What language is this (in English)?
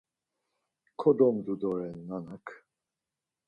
Laz